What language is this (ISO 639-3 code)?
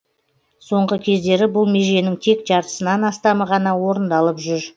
kaz